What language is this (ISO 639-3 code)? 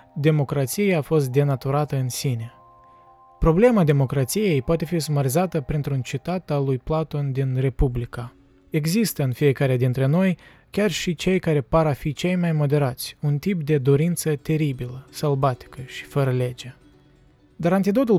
ron